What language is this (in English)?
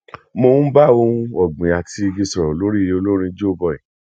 Yoruba